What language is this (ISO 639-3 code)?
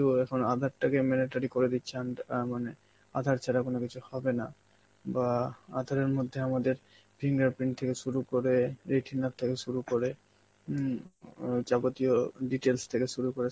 ben